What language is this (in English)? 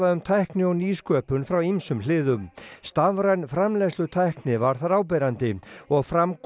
Icelandic